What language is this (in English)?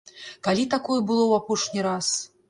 Belarusian